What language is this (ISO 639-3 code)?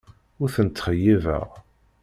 kab